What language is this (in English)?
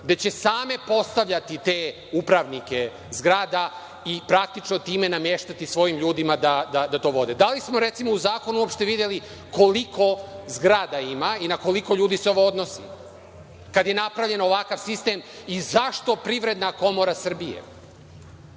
Serbian